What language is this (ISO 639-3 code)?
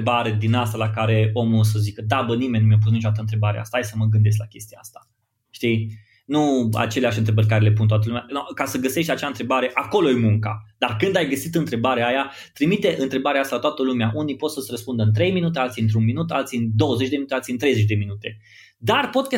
ron